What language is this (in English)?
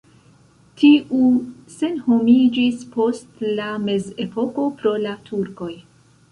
Esperanto